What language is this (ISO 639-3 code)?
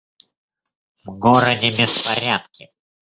rus